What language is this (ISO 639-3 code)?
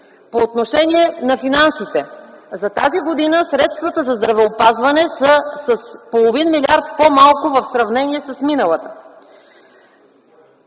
bul